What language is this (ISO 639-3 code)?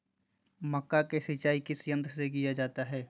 mag